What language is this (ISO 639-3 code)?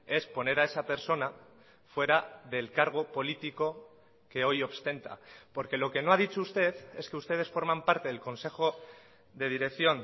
spa